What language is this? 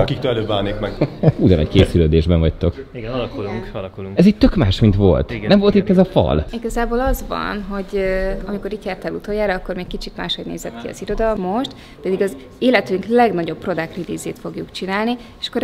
Hungarian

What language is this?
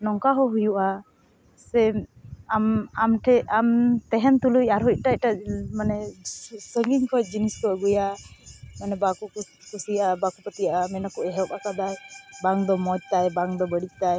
Santali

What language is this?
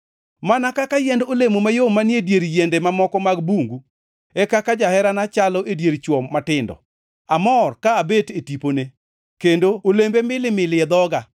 Luo (Kenya and Tanzania)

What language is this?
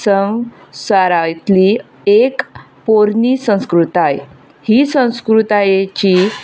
Konkani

